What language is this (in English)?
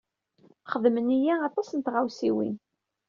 Kabyle